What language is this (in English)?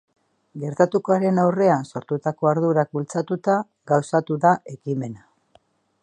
Basque